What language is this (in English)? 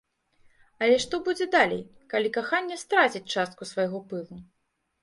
Belarusian